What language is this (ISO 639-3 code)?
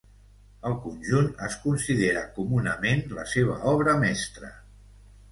cat